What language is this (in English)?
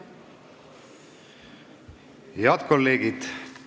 Estonian